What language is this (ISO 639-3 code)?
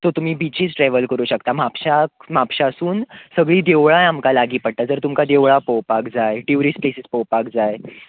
kok